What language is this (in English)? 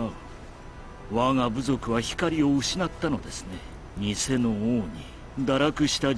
Japanese